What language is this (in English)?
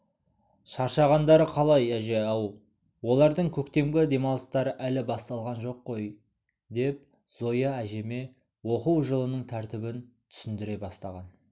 Kazakh